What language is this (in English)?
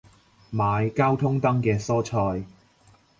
Cantonese